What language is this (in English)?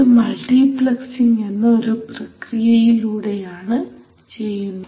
Malayalam